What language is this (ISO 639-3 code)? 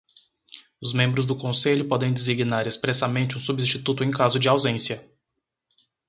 por